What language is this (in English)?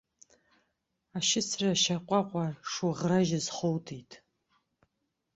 Abkhazian